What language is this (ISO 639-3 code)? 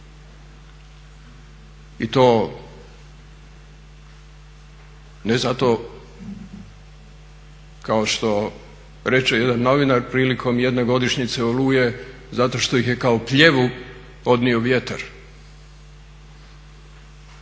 hrv